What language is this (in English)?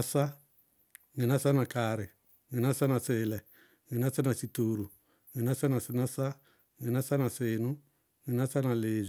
Bago-Kusuntu